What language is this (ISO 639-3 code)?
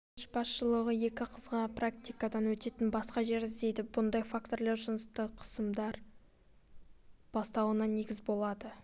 kaz